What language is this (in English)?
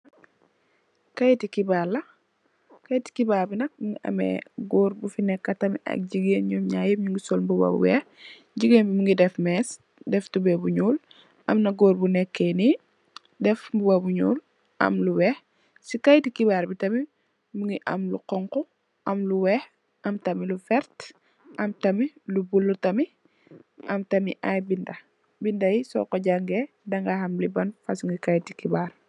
Wolof